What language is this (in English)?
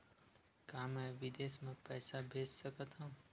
Chhattisgarhi